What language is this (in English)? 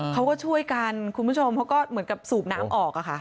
Thai